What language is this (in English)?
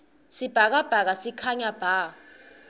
Swati